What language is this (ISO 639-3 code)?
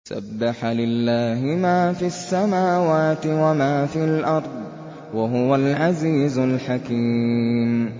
ara